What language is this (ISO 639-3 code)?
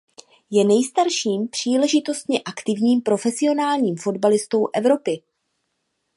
ces